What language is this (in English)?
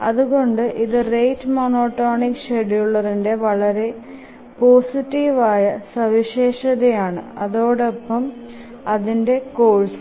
Malayalam